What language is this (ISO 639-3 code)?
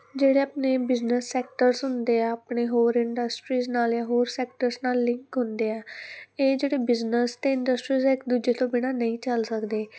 pan